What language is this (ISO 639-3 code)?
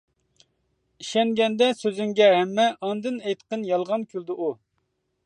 uig